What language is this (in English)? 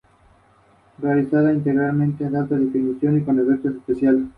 Spanish